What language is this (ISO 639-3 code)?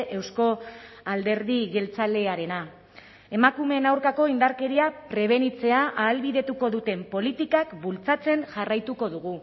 eus